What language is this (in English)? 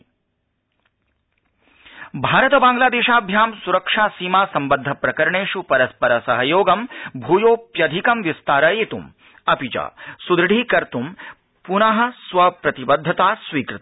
Sanskrit